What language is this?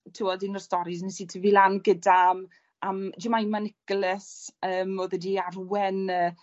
Welsh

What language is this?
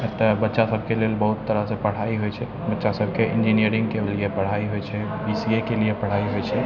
Maithili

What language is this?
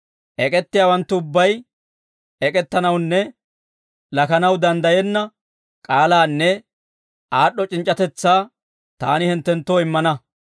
Dawro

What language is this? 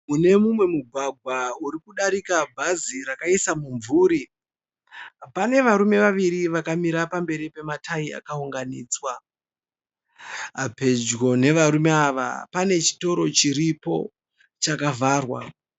Shona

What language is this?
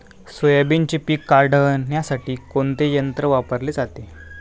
Marathi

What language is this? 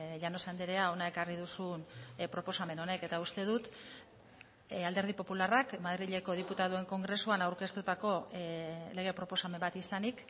Basque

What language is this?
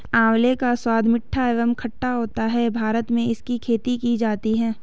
Hindi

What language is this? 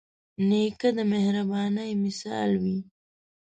Pashto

